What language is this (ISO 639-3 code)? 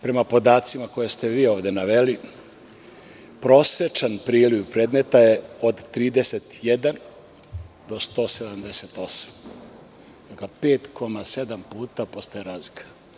srp